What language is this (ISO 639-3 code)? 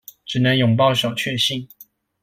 zho